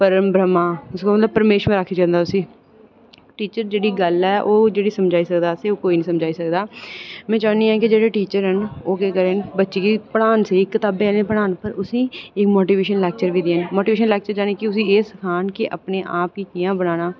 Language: Dogri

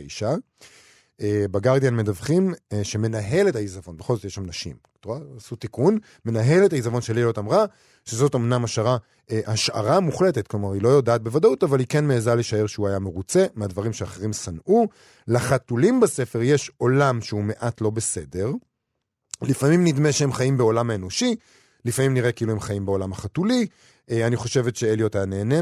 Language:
Hebrew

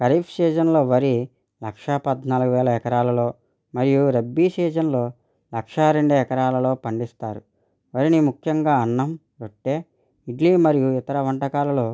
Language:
Telugu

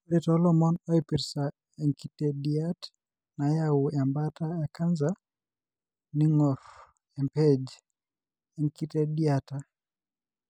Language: Masai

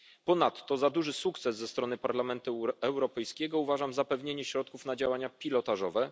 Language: Polish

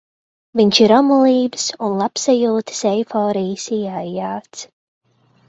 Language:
Latvian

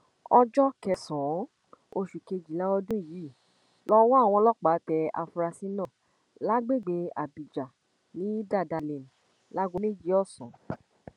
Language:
Yoruba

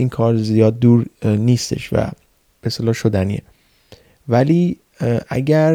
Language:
Persian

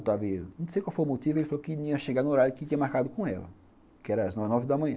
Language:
Portuguese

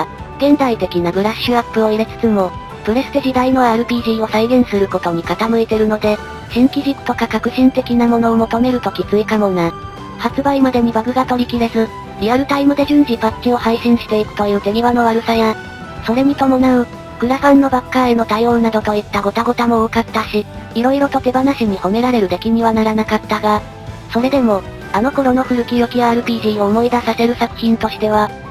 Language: Japanese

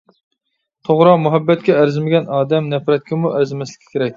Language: Uyghur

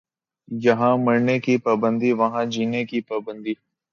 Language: Urdu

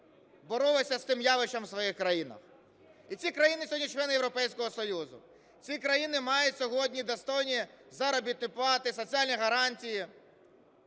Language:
Ukrainian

